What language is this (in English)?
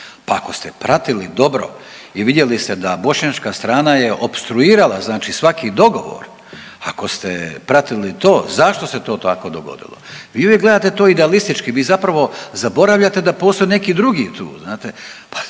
Croatian